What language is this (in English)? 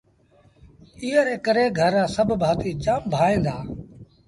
Sindhi Bhil